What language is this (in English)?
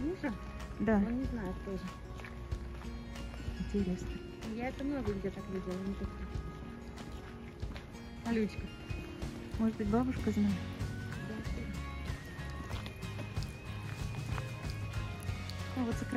Russian